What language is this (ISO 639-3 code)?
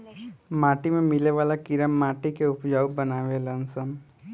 bho